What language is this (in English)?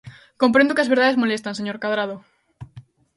Galician